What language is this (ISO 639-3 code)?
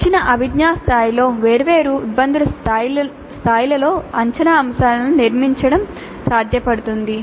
tel